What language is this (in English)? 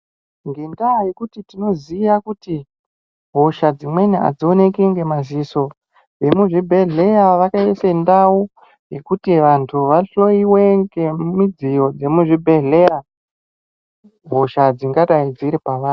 Ndau